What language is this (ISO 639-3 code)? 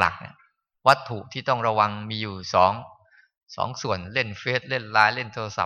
tha